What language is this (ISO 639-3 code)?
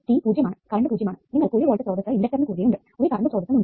mal